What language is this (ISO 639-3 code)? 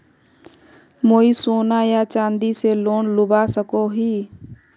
mag